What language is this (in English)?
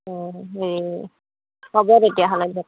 Assamese